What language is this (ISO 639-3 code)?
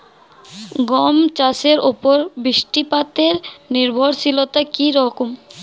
ben